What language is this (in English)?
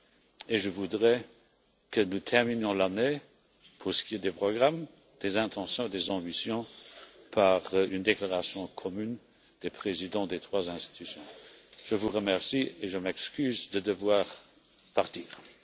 French